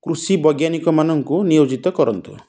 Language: Odia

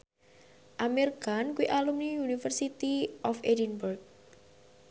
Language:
Javanese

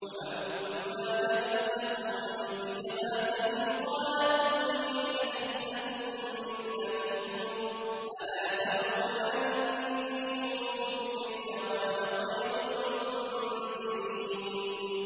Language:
Arabic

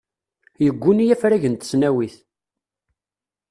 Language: Kabyle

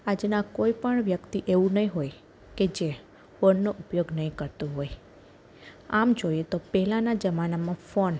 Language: Gujarati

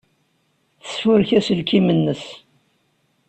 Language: Kabyle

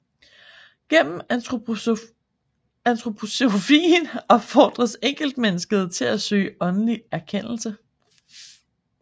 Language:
Danish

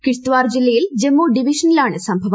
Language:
Malayalam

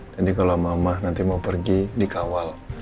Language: Indonesian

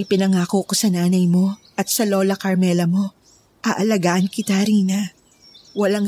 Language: Filipino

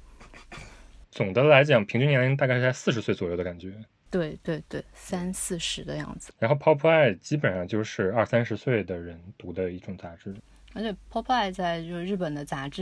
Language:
Chinese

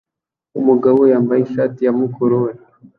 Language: Kinyarwanda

